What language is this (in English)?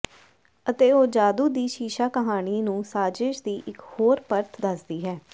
Punjabi